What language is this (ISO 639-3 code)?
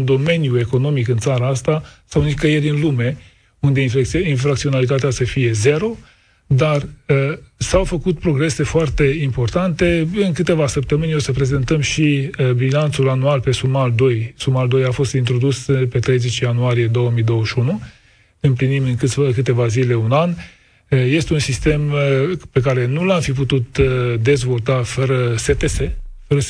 ron